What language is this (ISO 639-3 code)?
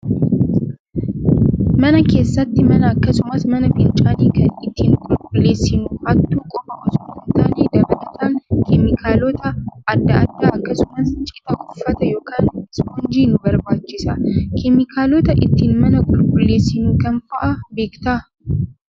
orm